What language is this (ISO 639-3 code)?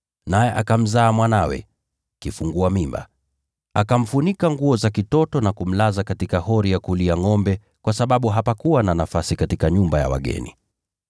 swa